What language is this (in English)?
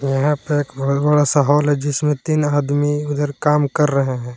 Hindi